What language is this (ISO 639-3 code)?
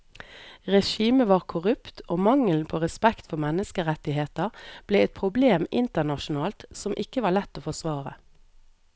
nor